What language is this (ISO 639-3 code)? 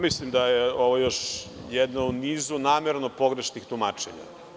srp